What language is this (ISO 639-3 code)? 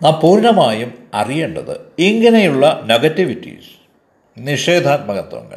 mal